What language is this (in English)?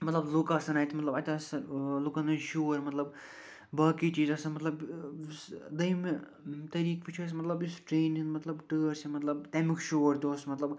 Kashmiri